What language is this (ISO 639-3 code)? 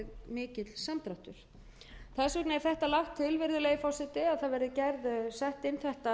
isl